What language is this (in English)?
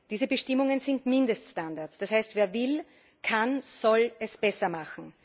German